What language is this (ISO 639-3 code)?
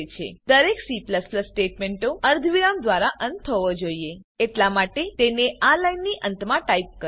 guj